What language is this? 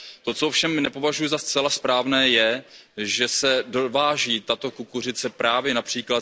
Czech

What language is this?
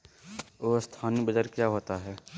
Magahi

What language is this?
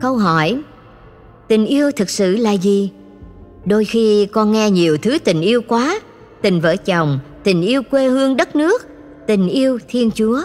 Vietnamese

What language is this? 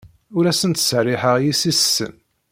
Kabyle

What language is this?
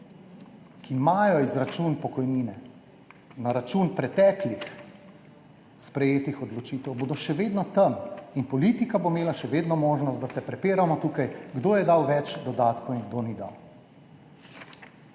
Slovenian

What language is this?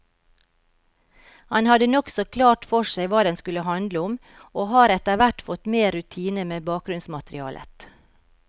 Norwegian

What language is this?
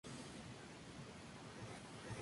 Spanish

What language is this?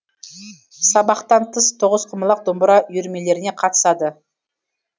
Kazakh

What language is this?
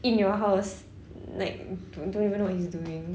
English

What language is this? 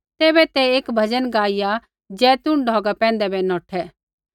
Kullu Pahari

